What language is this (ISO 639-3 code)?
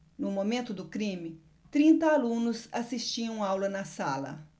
por